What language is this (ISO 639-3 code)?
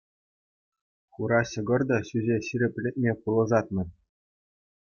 chv